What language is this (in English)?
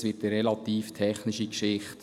Swiss German